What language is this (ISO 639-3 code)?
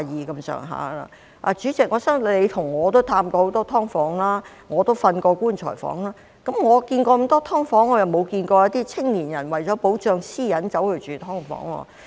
yue